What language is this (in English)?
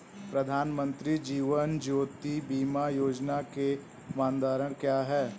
Hindi